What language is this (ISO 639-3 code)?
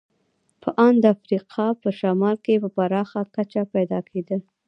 pus